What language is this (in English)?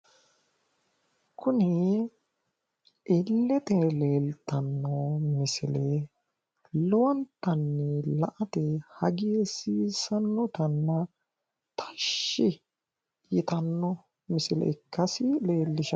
Sidamo